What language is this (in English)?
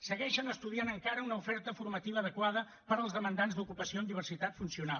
Catalan